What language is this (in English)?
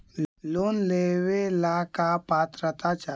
Magahi